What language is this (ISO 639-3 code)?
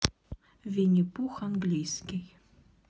rus